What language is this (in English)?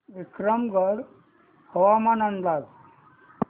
Marathi